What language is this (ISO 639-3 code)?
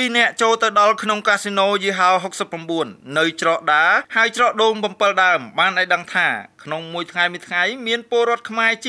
tha